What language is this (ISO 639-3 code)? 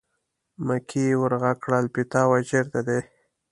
pus